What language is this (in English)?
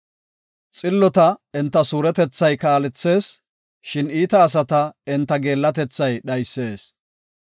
Gofa